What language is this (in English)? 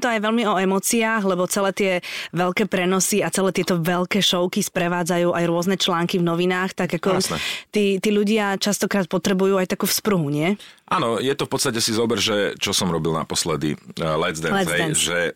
Slovak